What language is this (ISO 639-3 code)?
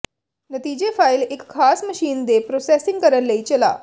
pan